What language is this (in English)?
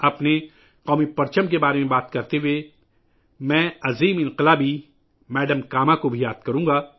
Urdu